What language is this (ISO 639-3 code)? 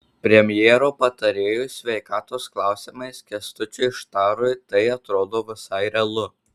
lit